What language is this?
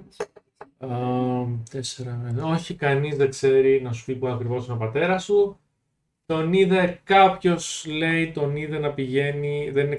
Greek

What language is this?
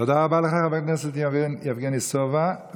Hebrew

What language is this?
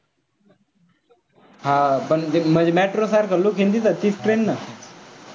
Marathi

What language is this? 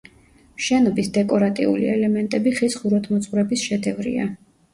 Georgian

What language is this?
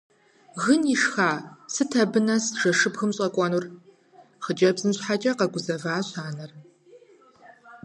Kabardian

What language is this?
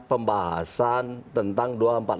Indonesian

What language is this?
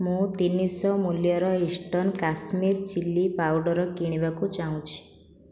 Odia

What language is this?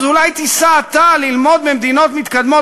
Hebrew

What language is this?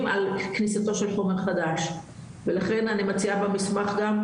Hebrew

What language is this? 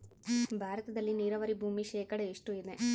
Kannada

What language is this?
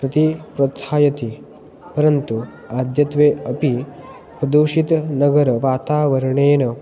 Sanskrit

